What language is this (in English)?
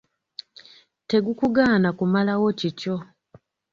Ganda